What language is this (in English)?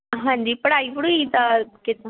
Punjabi